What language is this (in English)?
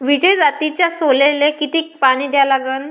Marathi